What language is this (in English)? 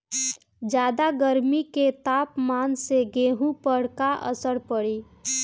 Bhojpuri